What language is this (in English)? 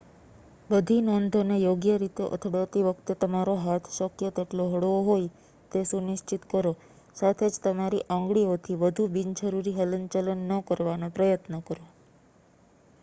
Gujarati